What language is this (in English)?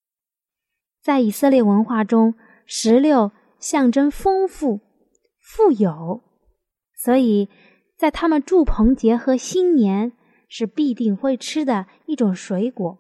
Chinese